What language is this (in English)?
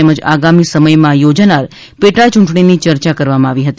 Gujarati